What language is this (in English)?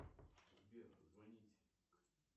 Russian